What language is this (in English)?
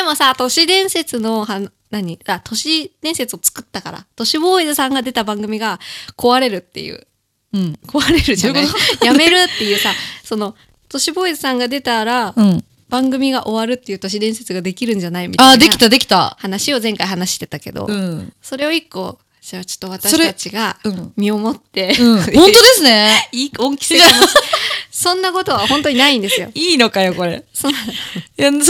Japanese